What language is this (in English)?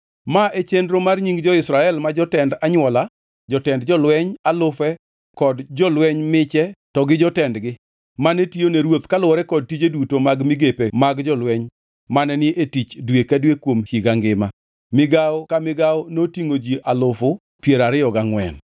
Luo (Kenya and Tanzania)